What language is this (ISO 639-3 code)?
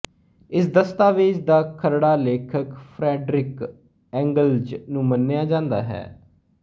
pan